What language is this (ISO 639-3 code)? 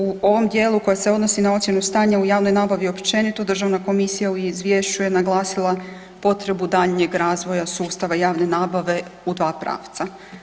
hrv